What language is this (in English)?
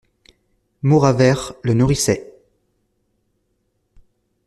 French